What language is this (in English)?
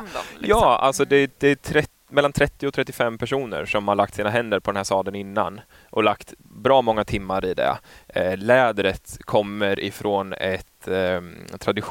Swedish